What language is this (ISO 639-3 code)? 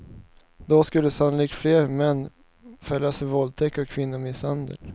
swe